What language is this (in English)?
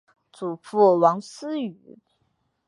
Chinese